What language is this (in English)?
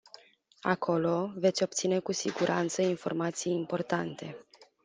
Romanian